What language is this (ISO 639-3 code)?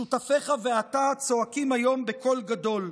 heb